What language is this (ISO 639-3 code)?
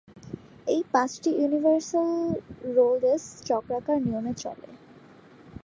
ben